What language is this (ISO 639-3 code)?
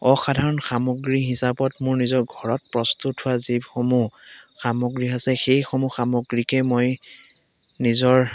asm